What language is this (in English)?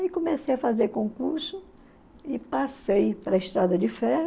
Portuguese